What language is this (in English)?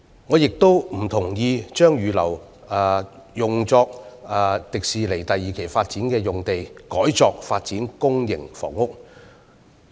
Cantonese